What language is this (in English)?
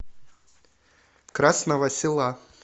Russian